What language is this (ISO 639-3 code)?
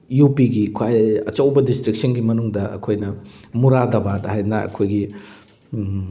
mni